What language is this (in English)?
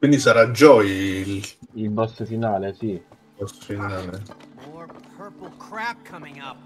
Italian